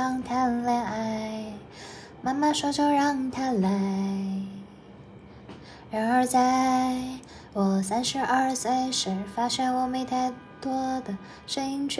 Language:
Chinese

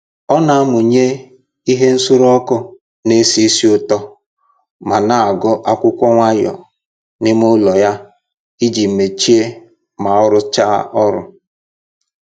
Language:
Igbo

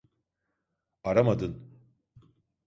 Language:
Turkish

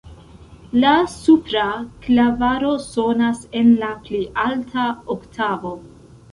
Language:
Esperanto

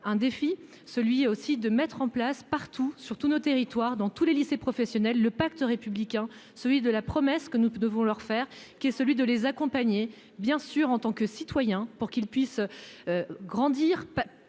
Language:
French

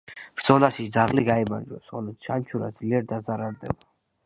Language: Georgian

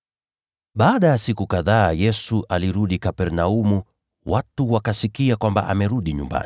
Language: Swahili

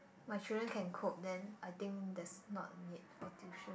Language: English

